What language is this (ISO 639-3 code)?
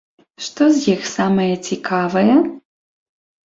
bel